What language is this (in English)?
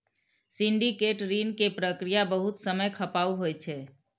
Maithili